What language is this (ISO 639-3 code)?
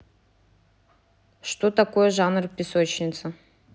rus